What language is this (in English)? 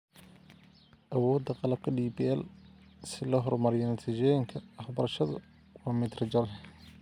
Somali